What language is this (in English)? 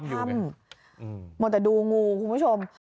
Thai